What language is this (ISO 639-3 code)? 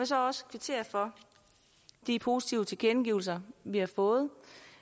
dan